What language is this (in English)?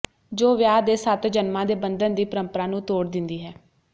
Punjabi